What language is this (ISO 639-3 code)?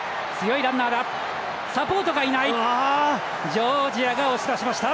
jpn